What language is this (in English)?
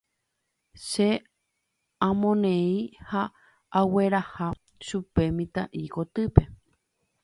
Guarani